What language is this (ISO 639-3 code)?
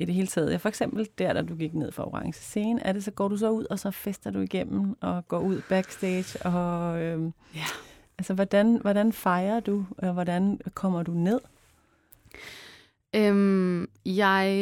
dan